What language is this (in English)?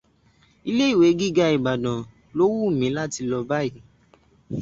Yoruba